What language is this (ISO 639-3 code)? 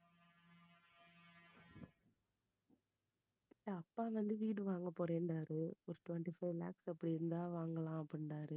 tam